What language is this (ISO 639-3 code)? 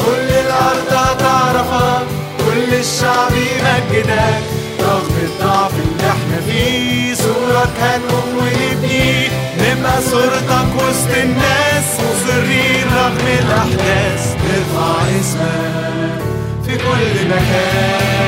ara